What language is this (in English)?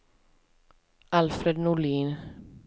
Swedish